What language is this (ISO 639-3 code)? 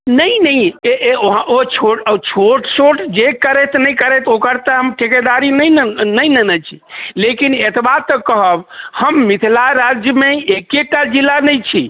mai